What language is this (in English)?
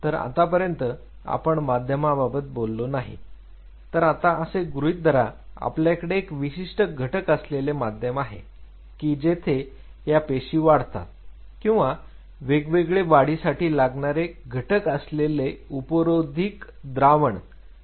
Marathi